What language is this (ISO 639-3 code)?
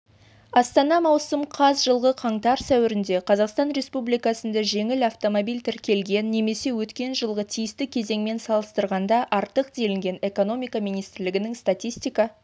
kaz